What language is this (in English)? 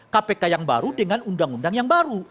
Indonesian